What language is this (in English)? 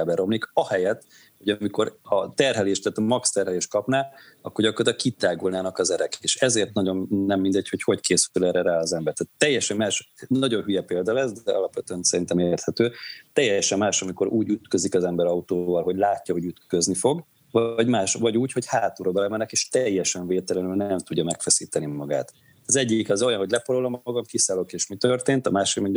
Hungarian